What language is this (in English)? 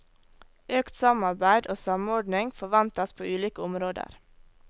Norwegian